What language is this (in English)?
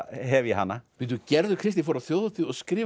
Icelandic